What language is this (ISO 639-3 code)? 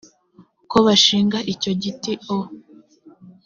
kin